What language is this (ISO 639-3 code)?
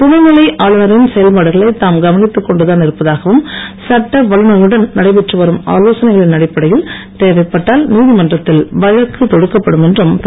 tam